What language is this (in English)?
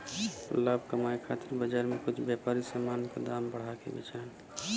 Bhojpuri